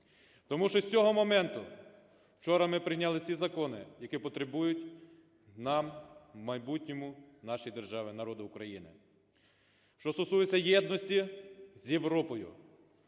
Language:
Ukrainian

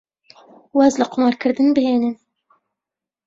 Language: Central Kurdish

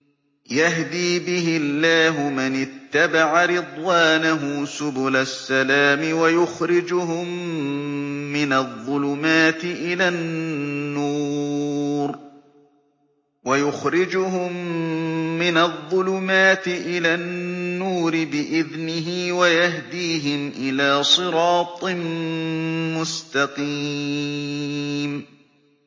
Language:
Arabic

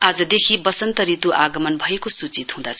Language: Nepali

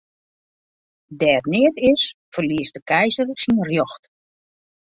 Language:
Western Frisian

